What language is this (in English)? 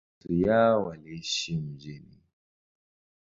Swahili